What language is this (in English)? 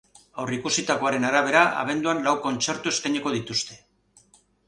Basque